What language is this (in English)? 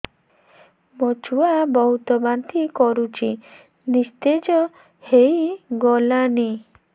Odia